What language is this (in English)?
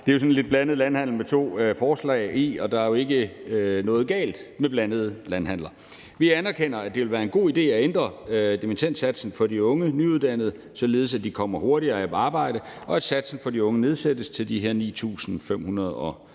Danish